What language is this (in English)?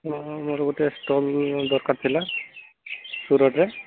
Odia